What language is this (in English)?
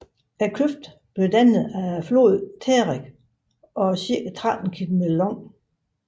Danish